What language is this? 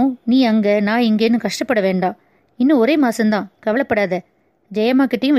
Tamil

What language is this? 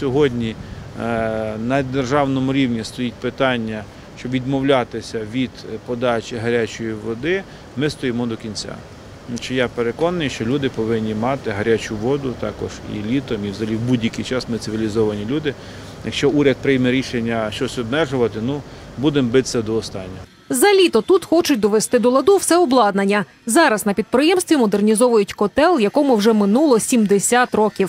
Ukrainian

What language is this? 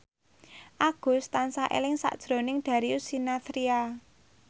Javanese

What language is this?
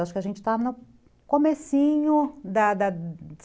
Portuguese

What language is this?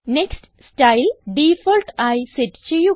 Malayalam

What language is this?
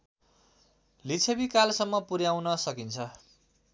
Nepali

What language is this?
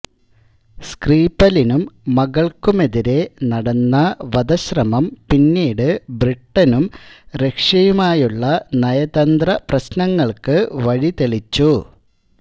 Malayalam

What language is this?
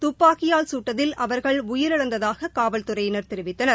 Tamil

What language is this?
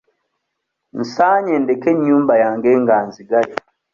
Ganda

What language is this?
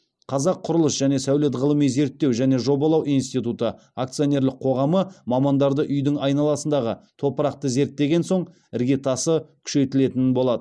Kazakh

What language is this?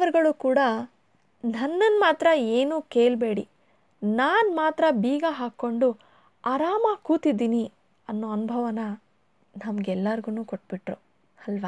Kannada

